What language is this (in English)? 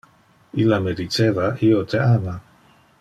Interlingua